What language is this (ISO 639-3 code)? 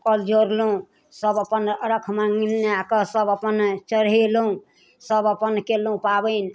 mai